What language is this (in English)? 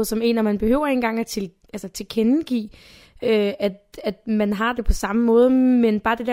Danish